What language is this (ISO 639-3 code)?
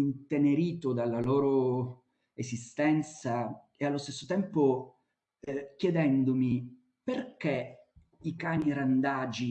ita